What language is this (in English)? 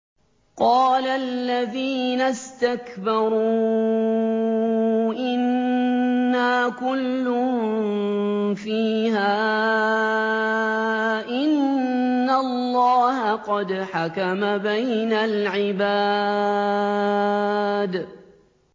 Arabic